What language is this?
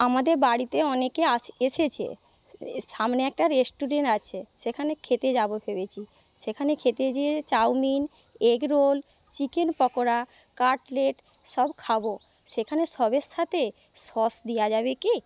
Bangla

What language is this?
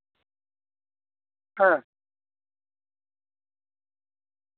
Santali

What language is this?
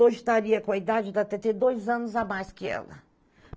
Portuguese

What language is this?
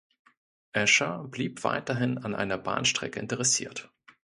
German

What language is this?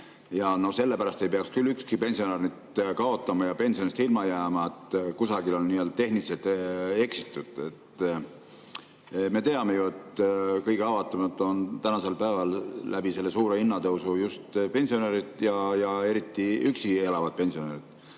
Estonian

